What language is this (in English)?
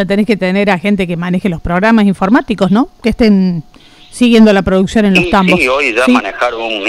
Spanish